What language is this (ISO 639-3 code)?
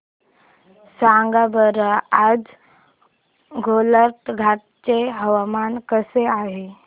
mar